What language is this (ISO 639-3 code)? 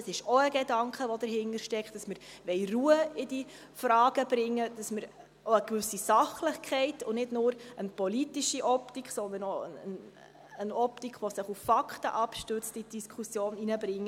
gsw